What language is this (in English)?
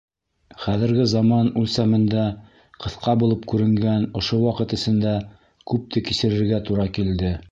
Bashkir